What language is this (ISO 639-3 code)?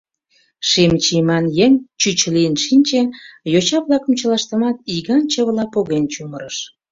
chm